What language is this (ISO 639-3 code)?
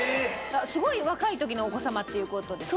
jpn